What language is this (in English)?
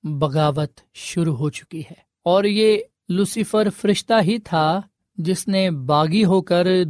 Urdu